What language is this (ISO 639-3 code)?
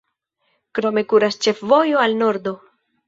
epo